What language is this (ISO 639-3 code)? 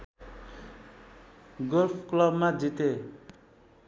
nep